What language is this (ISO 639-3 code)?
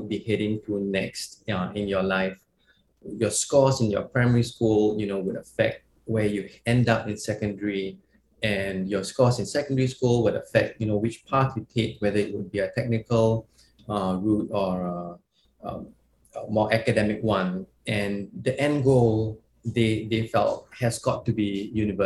eng